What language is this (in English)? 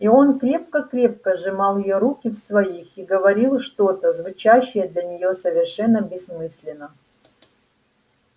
Russian